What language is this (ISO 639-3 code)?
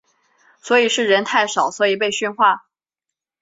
zho